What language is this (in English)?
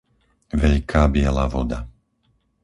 Slovak